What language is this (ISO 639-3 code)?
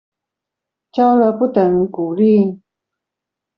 zho